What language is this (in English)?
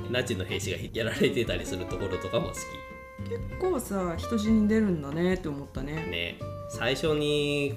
Japanese